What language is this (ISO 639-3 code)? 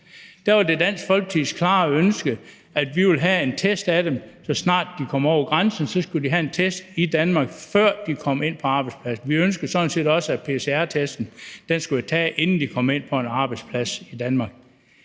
dan